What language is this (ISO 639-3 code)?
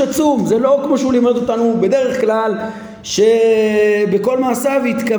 heb